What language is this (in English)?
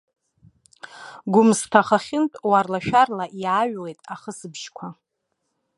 Abkhazian